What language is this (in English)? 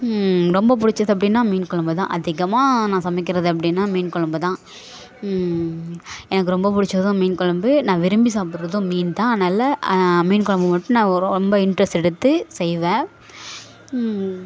Tamil